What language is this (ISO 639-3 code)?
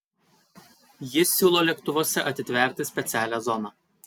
lit